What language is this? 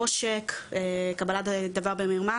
Hebrew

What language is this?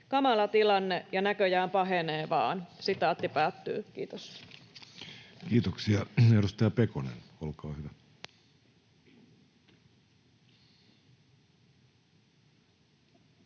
Finnish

